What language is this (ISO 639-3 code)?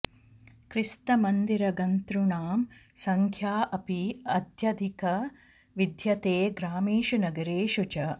san